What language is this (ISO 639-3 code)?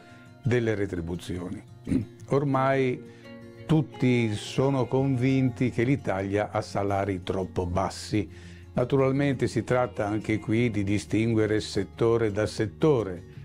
ita